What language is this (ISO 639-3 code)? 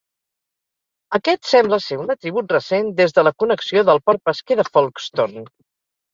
cat